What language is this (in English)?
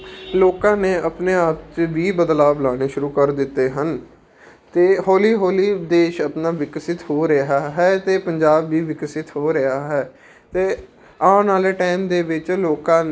Punjabi